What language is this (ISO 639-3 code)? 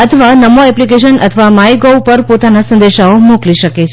guj